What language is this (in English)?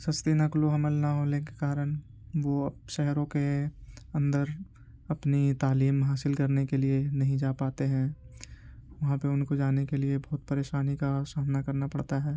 Urdu